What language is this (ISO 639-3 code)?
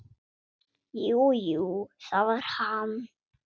isl